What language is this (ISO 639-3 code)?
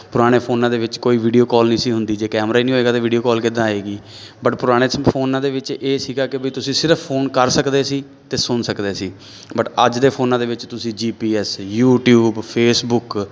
pan